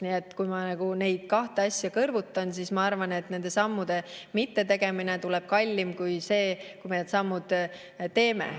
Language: Estonian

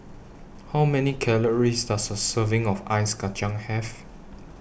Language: English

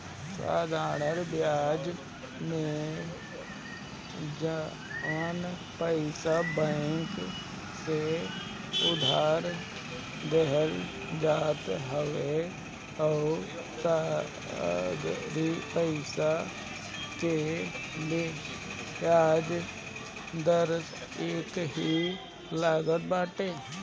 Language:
Bhojpuri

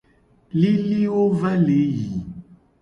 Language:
Gen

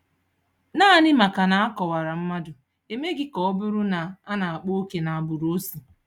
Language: Igbo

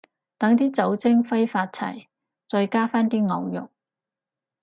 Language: Cantonese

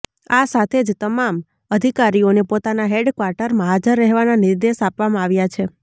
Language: Gujarati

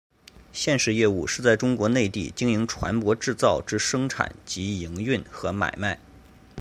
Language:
Chinese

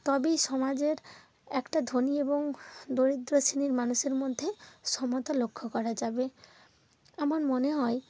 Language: Bangla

